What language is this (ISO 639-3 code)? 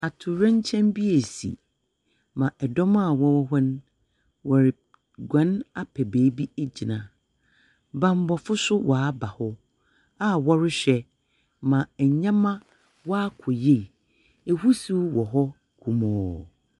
aka